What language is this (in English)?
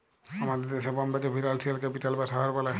Bangla